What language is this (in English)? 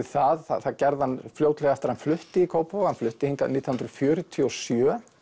Icelandic